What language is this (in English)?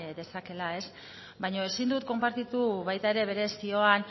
Basque